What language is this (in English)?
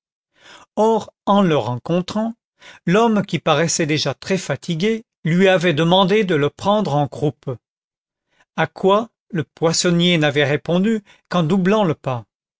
French